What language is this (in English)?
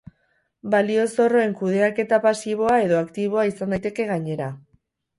Basque